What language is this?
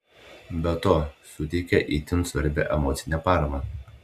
Lithuanian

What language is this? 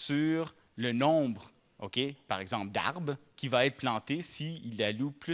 French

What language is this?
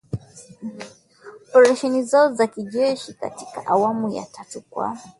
Swahili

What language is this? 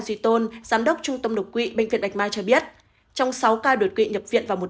Vietnamese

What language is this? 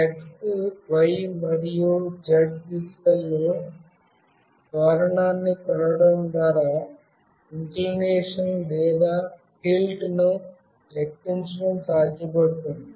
Telugu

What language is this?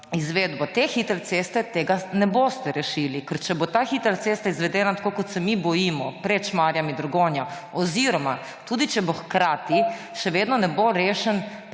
Slovenian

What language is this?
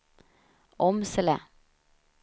Swedish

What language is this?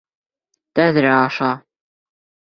Bashkir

